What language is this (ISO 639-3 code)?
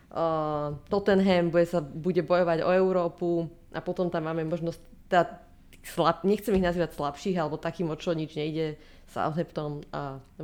slk